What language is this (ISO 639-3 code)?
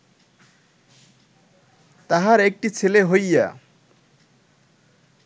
ben